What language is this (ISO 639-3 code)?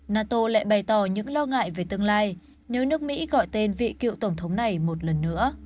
vie